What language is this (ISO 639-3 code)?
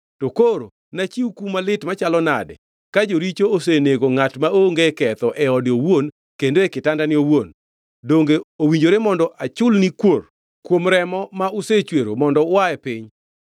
luo